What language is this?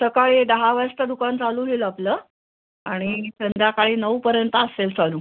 Marathi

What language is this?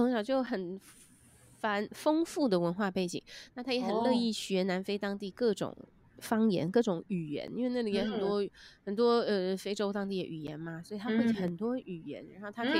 Chinese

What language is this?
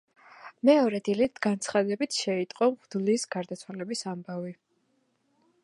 Georgian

